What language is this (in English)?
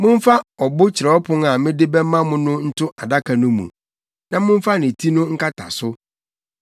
Akan